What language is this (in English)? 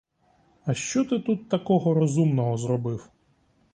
Ukrainian